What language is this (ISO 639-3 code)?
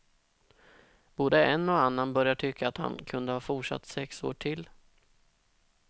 swe